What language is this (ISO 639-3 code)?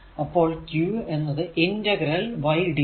mal